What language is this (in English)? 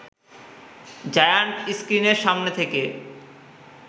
Bangla